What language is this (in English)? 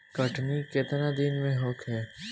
Bhojpuri